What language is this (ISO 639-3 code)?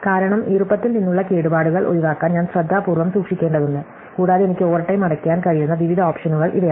mal